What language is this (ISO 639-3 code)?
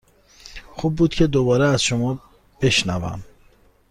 fas